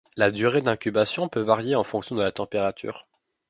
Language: French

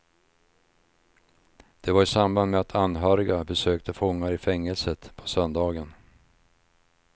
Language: Swedish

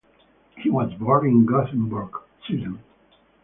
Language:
English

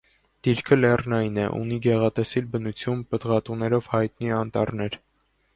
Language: Armenian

